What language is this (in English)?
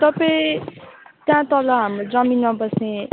Nepali